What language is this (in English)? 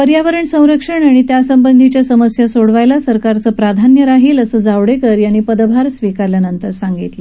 Marathi